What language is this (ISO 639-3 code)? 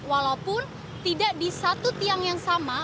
ind